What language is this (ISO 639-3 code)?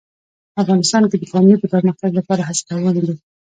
pus